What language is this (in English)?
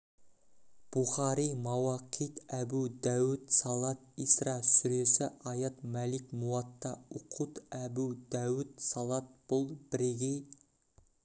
Kazakh